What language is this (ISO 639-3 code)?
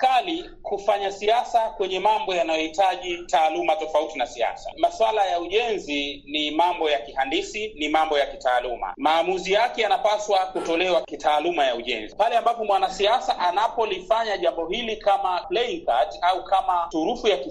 swa